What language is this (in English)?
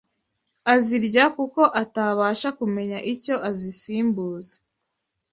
Kinyarwanda